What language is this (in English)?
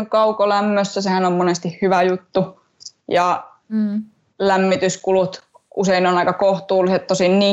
Finnish